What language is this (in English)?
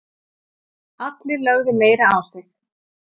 Icelandic